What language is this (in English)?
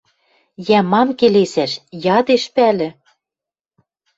Western Mari